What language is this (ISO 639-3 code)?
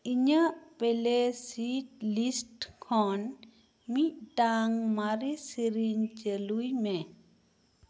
sat